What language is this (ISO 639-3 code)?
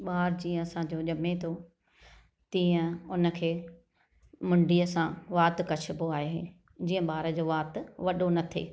snd